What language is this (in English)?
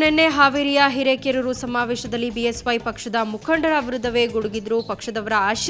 Thai